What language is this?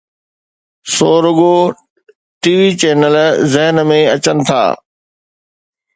Sindhi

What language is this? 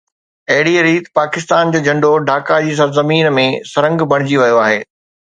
Sindhi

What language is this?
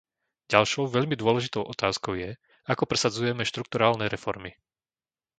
Slovak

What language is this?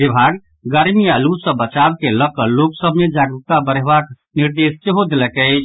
Maithili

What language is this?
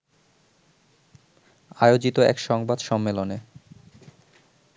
Bangla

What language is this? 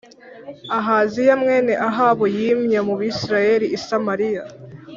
Kinyarwanda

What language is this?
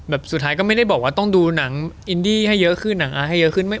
Thai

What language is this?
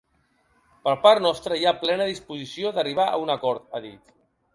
Catalan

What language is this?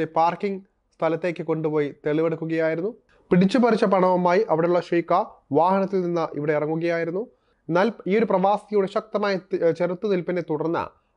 Malayalam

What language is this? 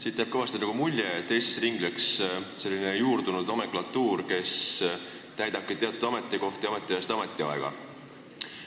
Estonian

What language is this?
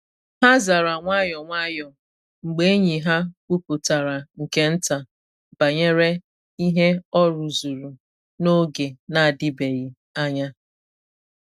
Igbo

